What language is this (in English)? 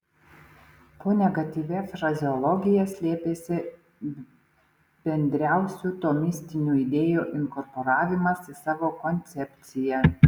Lithuanian